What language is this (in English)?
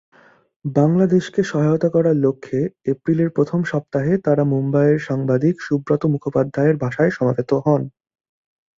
Bangla